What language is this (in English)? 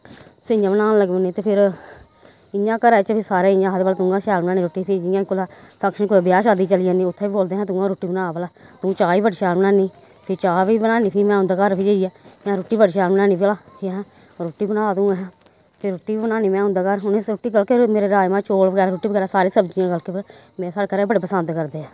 Dogri